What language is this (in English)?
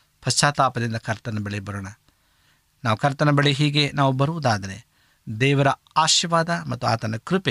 Kannada